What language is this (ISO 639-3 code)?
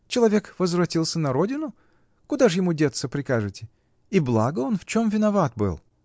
rus